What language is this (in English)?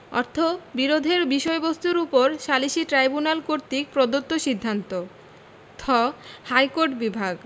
Bangla